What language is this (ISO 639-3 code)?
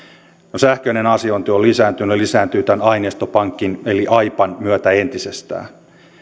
fin